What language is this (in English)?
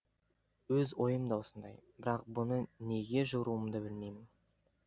Kazakh